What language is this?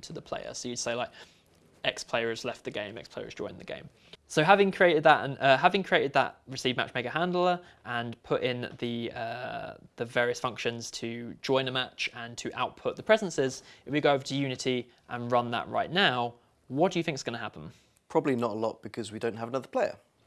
English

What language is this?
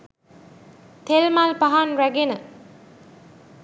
Sinhala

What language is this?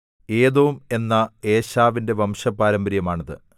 Malayalam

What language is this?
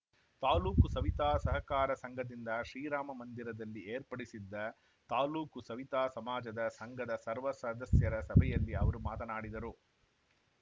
Kannada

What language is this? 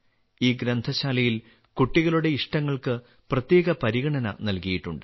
Malayalam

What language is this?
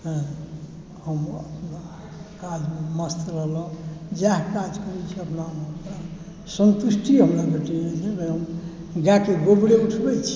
Maithili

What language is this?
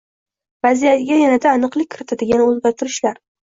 Uzbek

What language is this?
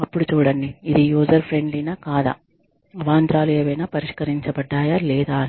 Telugu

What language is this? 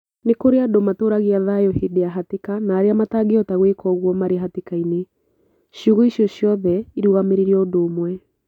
Kikuyu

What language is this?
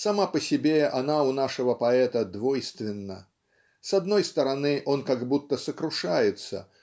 Russian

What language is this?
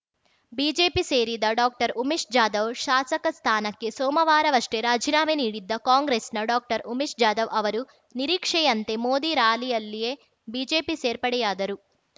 Kannada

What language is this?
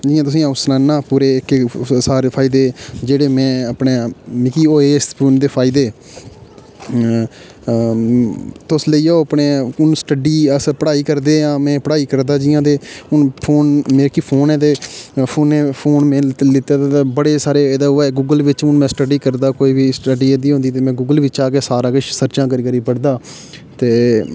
Dogri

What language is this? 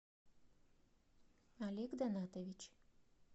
Russian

